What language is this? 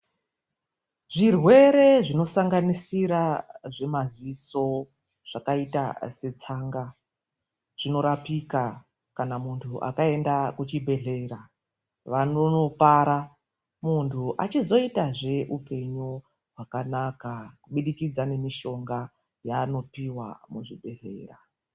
Ndau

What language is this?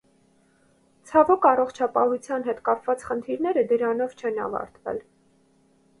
Armenian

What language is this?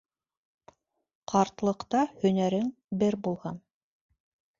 Bashkir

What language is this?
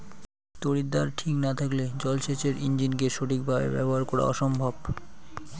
Bangla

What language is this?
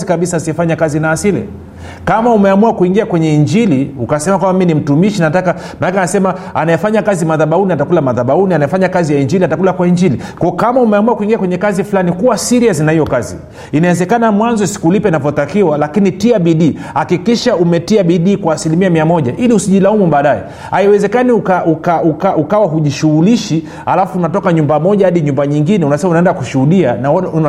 Swahili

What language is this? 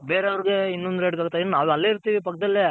Kannada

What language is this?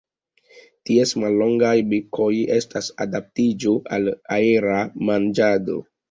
Esperanto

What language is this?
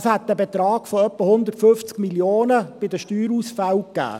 Swiss German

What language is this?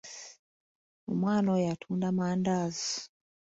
Ganda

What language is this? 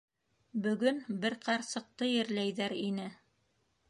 Bashkir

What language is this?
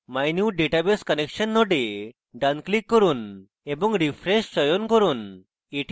Bangla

